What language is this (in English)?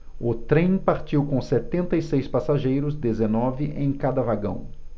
Portuguese